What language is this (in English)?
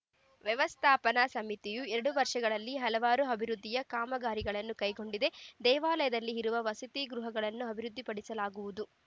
Kannada